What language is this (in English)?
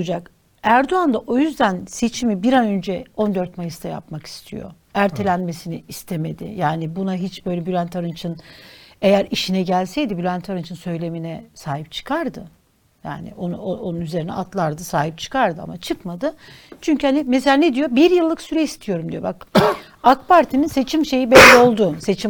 Turkish